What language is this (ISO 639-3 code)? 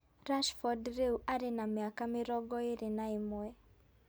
kik